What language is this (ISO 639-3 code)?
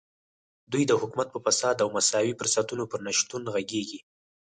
pus